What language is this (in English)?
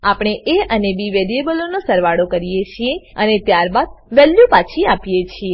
Gujarati